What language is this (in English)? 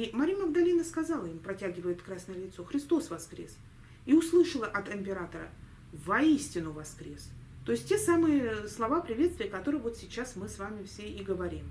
Russian